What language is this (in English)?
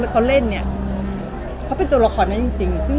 Thai